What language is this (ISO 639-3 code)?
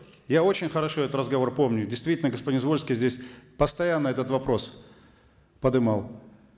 kaz